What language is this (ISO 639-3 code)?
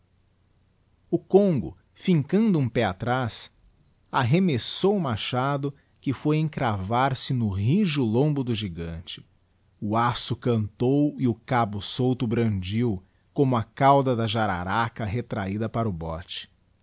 por